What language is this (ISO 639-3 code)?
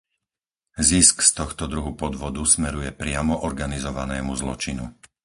slk